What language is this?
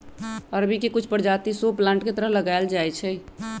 Magahi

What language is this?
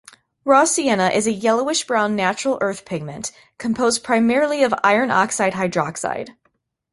English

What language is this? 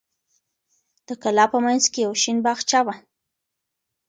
Pashto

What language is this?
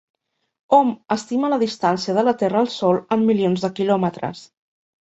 Catalan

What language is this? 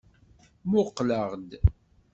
Kabyle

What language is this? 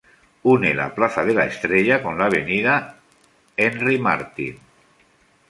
Spanish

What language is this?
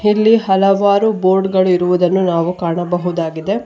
Kannada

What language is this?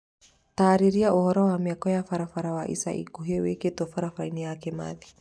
Kikuyu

